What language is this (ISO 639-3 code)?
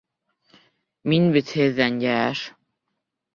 bak